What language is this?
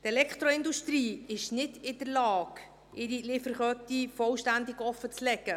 Swiss German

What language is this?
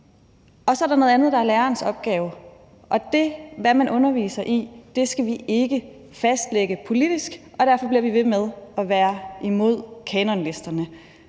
Danish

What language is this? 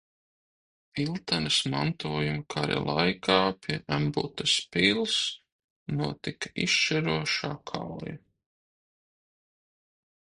Latvian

